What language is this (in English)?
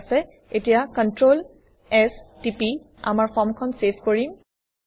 Assamese